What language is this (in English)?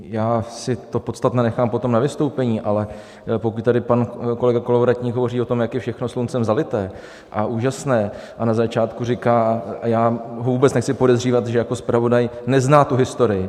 Czech